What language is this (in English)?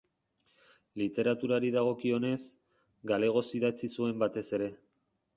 Basque